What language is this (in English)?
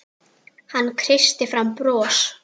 Icelandic